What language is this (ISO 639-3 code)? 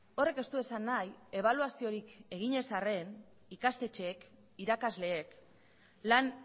eus